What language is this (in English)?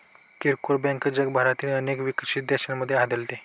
Marathi